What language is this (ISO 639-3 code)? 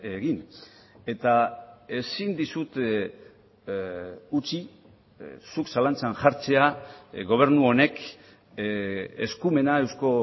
eus